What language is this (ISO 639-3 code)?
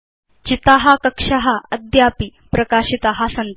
san